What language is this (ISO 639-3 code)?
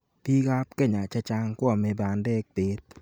kln